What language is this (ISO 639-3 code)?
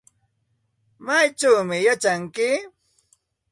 qxt